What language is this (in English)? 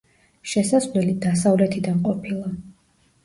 Georgian